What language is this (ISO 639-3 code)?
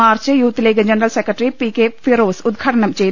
mal